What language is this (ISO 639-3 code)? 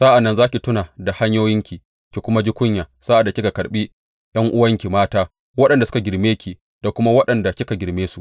hau